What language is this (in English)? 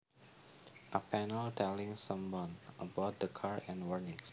Javanese